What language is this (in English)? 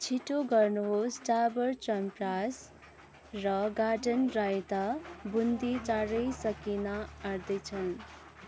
Nepali